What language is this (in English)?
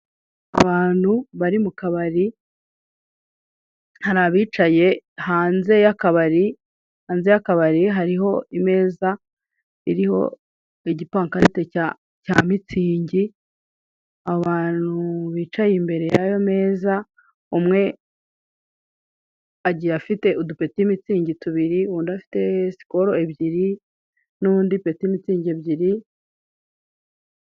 Kinyarwanda